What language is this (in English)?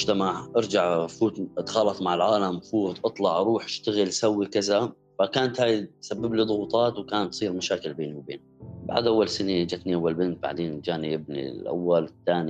Arabic